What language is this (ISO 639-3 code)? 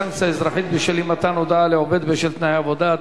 heb